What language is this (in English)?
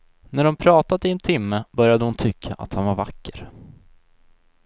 Swedish